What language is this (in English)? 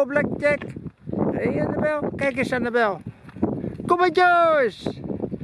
Dutch